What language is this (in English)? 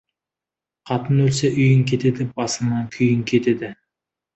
Kazakh